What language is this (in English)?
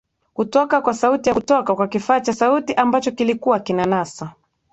Swahili